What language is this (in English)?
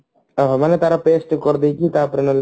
Odia